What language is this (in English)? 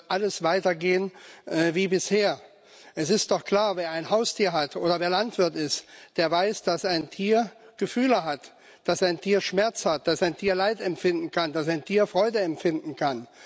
German